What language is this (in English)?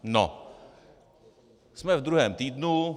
Czech